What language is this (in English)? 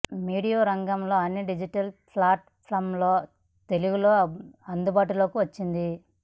Telugu